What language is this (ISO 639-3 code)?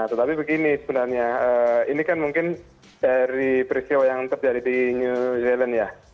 ind